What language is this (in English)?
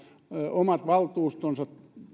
Finnish